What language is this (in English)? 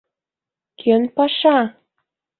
Mari